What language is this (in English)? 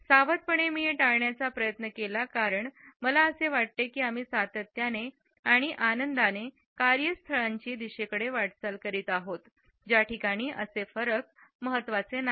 Marathi